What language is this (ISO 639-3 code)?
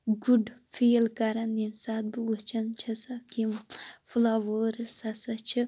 kas